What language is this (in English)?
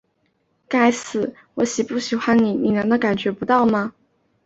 Chinese